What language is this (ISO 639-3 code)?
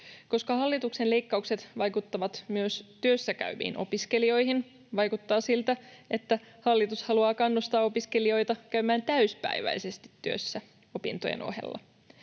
fin